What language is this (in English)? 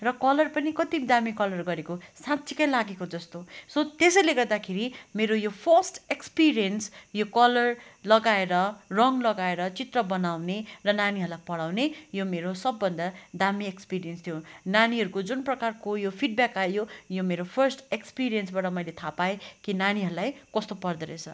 Nepali